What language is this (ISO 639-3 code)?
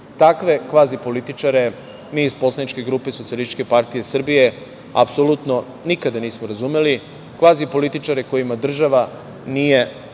srp